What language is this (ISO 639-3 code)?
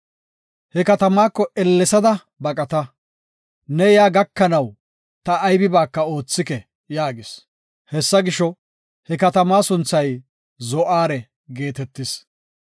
gof